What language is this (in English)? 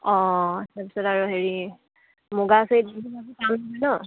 Assamese